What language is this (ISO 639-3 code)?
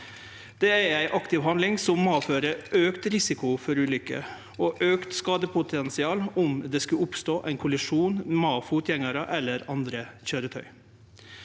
nor